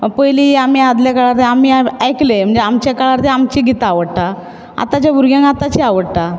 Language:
Konkani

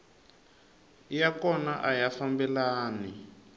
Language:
Tsonga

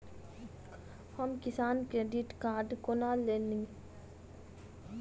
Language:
Maithili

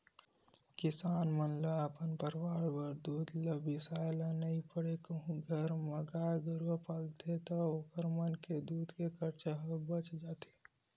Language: Chhattisgarhi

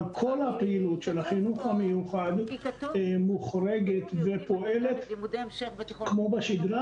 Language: Hebrew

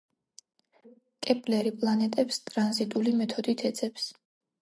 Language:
Georgian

